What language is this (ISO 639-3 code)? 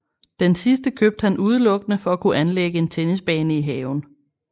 dan